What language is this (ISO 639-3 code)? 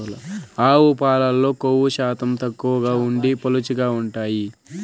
tel